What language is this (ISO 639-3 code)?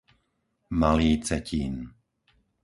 slk